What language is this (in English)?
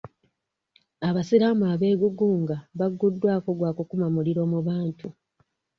Ganda